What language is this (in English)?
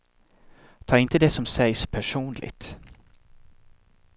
Swedish